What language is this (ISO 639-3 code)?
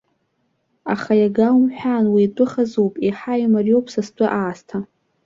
abk